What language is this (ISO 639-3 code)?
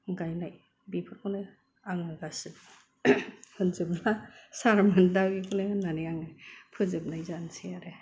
brx